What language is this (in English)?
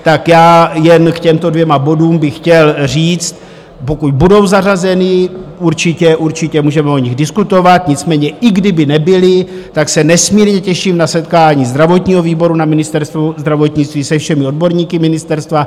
Czech